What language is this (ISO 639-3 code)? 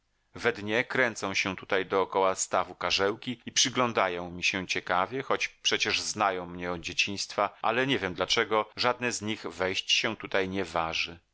pol